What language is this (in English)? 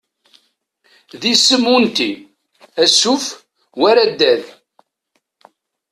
Kabyle